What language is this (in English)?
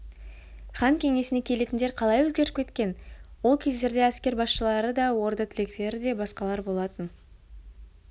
Kazakh